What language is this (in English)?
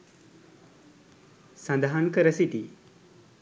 Sinhala